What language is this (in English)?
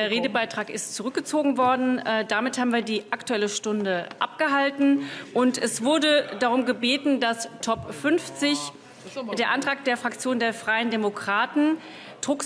German